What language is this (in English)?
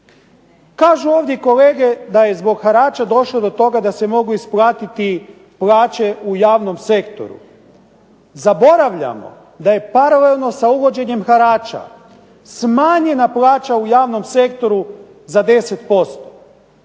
Croatian